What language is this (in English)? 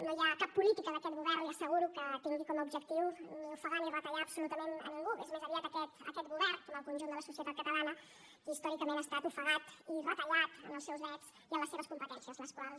Catalan